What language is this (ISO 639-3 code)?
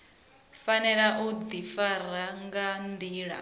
ven